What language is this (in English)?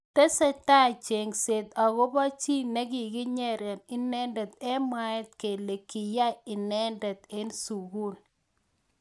Kalenjin